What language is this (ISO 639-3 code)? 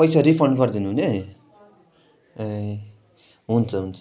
nep